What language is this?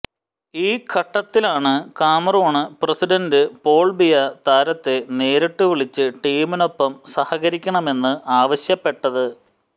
Malayalam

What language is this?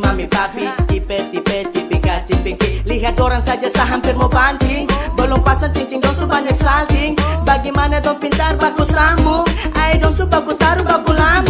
Indonesian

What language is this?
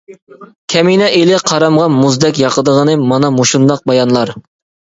Uyghur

